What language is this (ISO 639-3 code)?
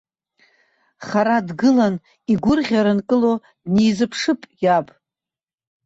abk